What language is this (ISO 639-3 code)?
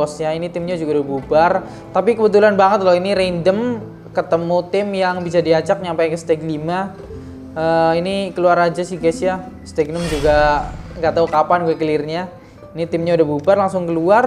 ind